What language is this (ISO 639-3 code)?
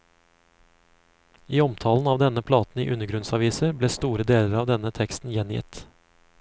nor